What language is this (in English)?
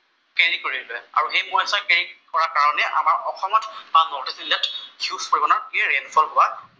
Assamese